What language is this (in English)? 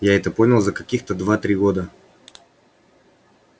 Russian